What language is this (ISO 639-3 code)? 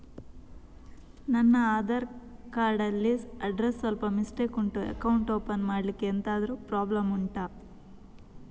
kan